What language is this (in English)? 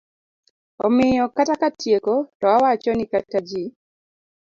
Luo (Kenya and Tanzania)